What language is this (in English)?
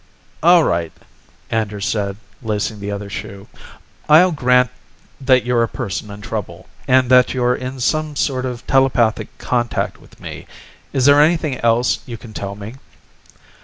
English